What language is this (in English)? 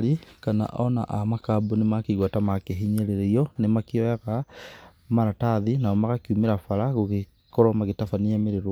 Kikuyu